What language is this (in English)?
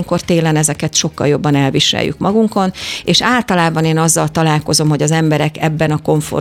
Hungarian